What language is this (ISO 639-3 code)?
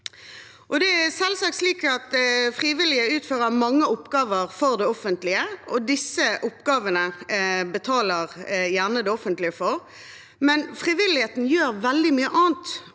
nor